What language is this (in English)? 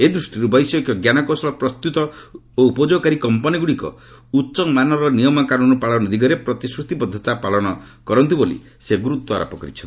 Odia